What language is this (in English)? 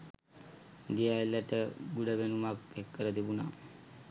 Sinhala